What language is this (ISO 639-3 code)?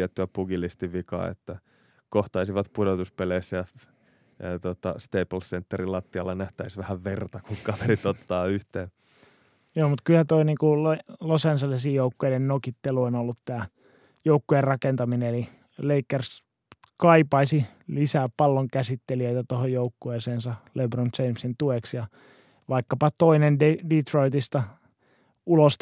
fin